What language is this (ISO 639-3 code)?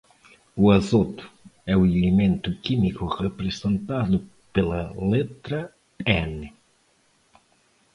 por